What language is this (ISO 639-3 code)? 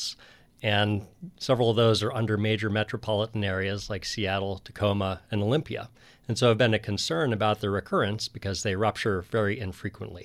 eng